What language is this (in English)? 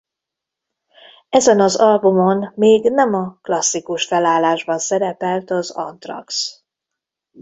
Hungarian